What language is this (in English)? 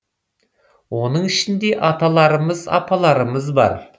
Kazakh